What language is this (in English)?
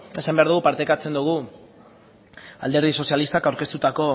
Basque